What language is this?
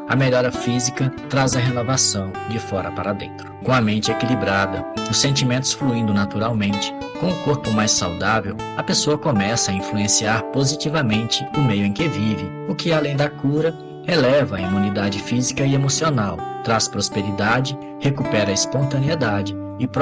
Portuguese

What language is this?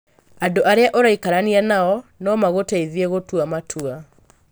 Kikuyu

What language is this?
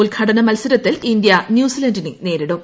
Malayalam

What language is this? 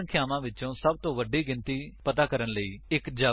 Punjabi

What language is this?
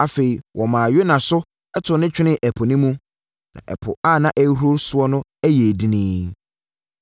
Akan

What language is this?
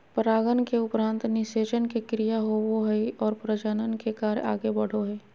Magahi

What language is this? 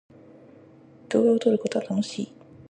Japanese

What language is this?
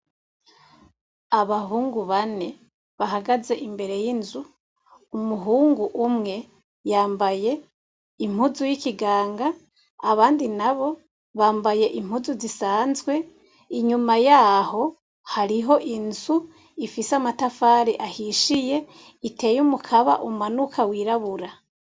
Rundi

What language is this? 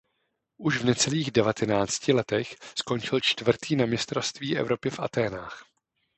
Czech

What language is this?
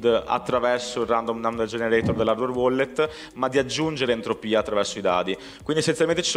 Italian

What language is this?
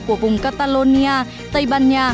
Vietnamese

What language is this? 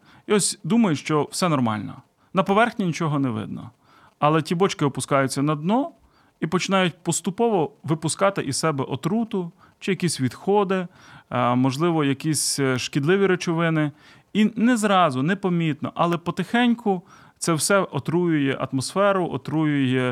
Ukrainian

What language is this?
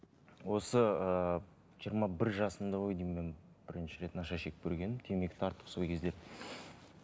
Kazakh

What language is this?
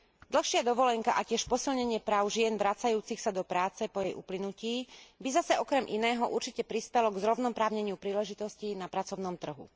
Slovak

